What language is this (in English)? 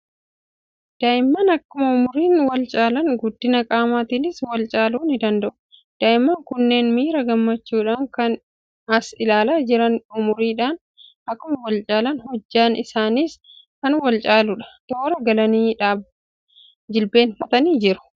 Oromo